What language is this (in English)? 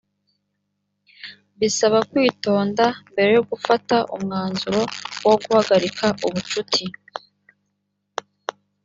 Kinyarwanda